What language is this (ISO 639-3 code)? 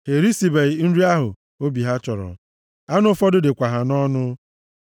ibo